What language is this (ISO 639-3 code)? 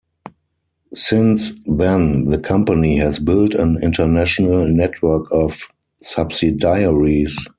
eng